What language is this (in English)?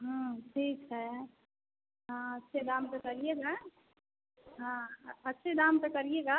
Hindi